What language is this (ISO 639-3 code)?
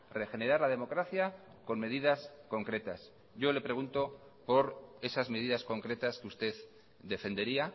spa